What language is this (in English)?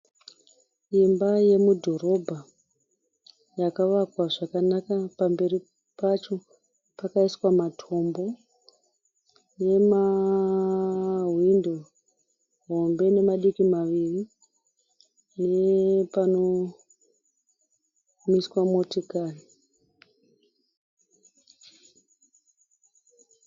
Shona